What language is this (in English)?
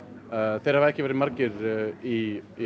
Icelandic